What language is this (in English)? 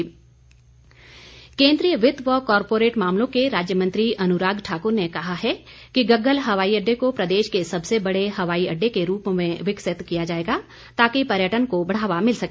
Hindi